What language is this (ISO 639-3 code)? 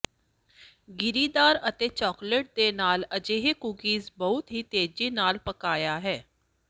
pan